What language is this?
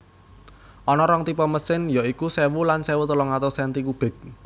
Javanese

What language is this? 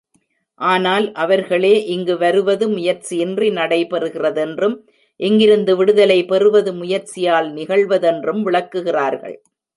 Tamil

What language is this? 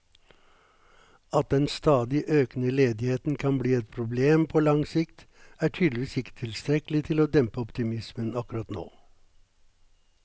Norwegian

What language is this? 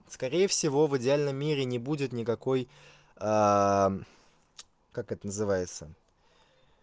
Russian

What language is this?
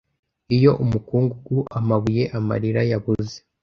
Kinyarwanda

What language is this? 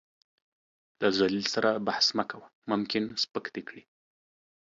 Pashto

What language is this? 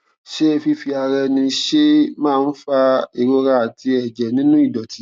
Yoruba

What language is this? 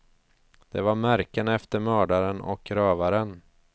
Swedish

